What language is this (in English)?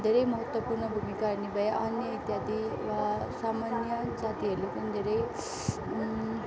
Nepali